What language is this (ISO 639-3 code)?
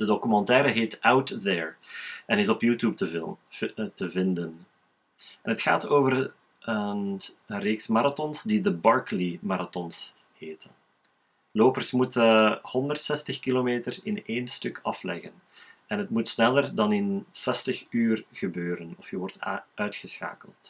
nld